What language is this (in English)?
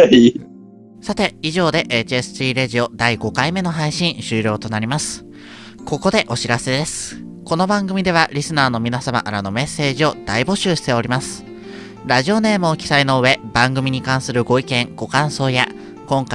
Japanese